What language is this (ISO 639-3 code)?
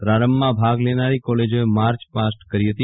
guj